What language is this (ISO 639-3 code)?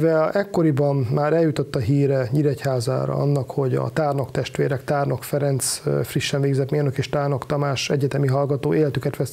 hun